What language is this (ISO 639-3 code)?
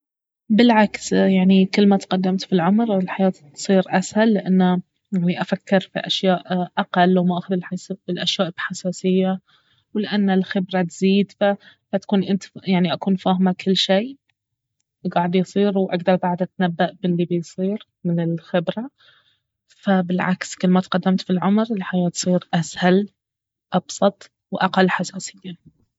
abv